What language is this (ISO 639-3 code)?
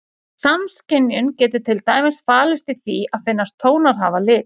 isl